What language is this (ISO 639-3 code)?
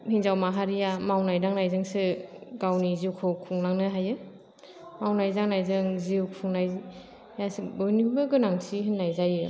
brx